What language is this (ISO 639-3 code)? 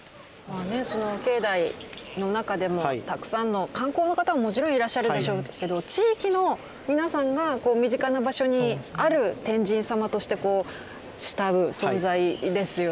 jpn